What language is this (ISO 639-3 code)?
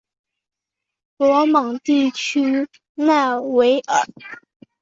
zho